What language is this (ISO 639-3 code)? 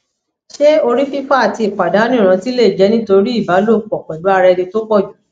yor